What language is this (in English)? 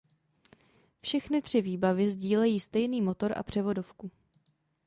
Czech